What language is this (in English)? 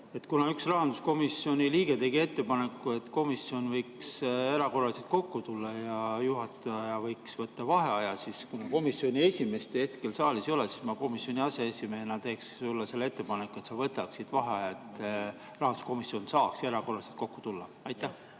Estonian